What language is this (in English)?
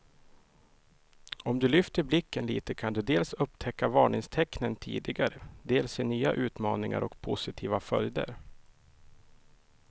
Swedish